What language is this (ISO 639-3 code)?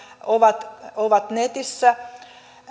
fin